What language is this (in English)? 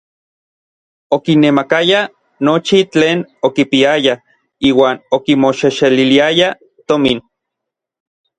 Orizaba Nahuatl